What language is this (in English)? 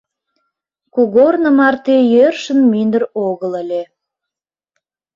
Mari